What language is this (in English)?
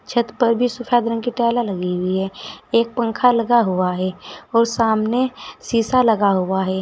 Hindi